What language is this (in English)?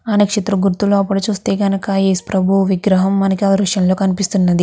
Telugu